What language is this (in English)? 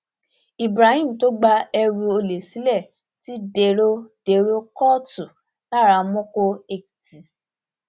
Yoruba